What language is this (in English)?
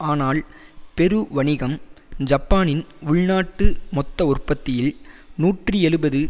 Tamil